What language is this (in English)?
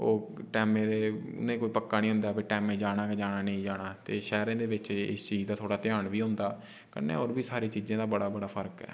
Dogri